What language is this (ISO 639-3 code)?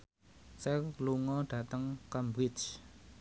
jav